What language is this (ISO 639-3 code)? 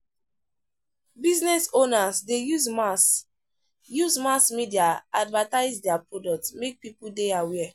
pcm